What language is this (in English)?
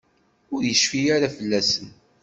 Kabyle